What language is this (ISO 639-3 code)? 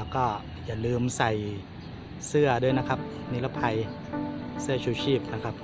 tha